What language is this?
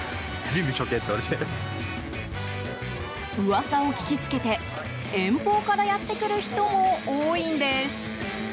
Japanese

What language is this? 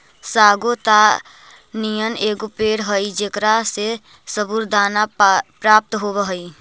Magahi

